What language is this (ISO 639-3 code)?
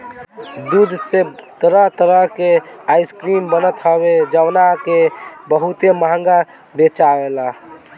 bho